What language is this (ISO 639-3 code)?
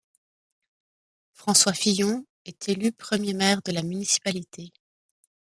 fra